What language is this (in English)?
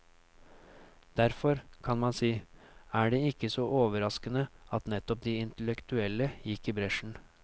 Norwegian